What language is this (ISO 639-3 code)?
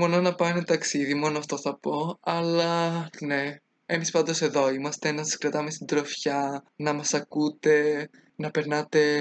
ell